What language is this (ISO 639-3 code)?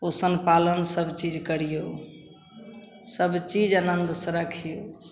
mai